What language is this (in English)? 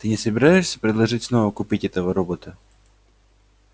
Russian